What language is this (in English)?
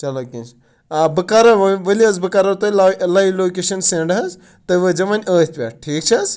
Kashmiri